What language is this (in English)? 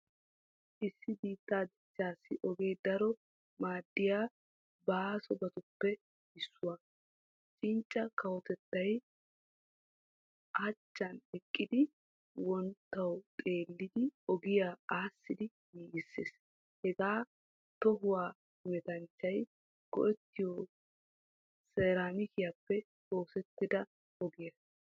Wolaytta